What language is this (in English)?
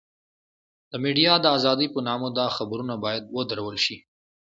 Pashto